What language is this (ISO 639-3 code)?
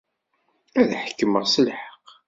kab